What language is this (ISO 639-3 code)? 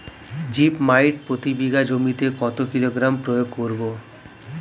ben